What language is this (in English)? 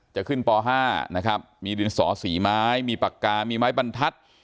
Thai